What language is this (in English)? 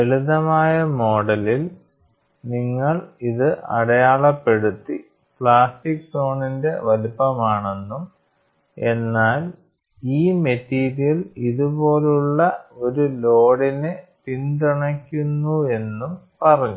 Malayalam